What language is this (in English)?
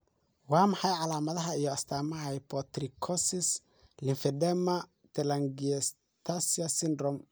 Somali